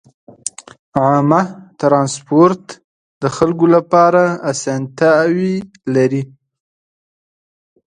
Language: Pashto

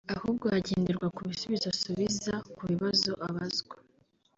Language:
Kinyarwanda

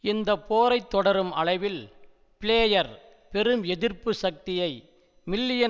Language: Tamil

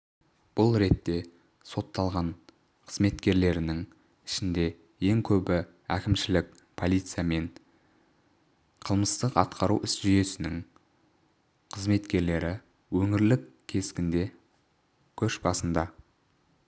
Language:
Kazakh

